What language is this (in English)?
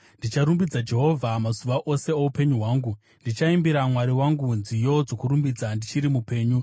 Shona